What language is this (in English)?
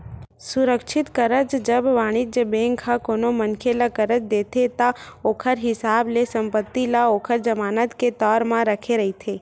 Chhattisgarhi